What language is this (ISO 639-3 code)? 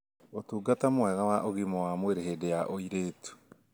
kik